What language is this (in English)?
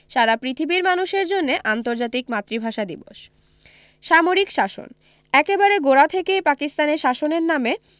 Bangla